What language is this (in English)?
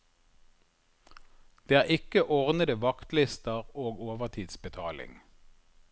Norwegian